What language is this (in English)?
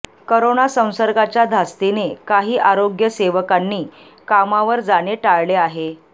Marathi